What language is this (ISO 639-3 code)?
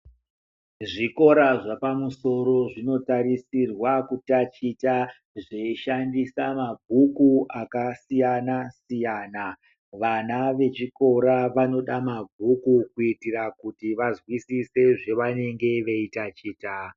ndc